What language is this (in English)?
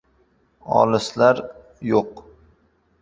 Uzbek